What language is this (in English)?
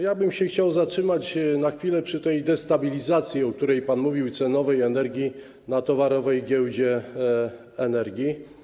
Polish